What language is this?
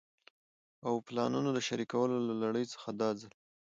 Pashto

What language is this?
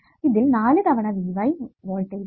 Malayalam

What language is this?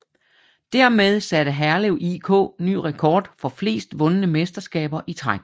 Danish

